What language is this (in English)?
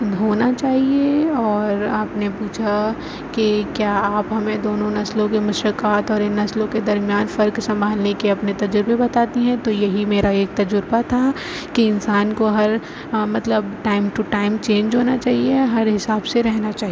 Urdu